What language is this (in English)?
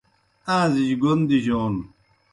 Kohistani Shina